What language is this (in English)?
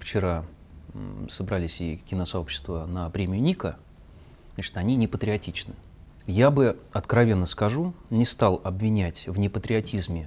Russian